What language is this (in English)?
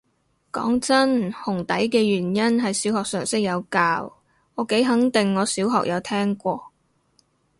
Cantonese